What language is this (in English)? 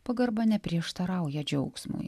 Lithuanian